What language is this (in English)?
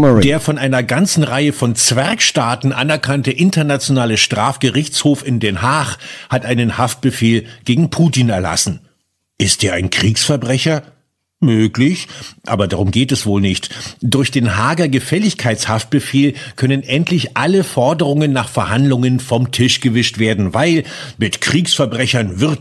German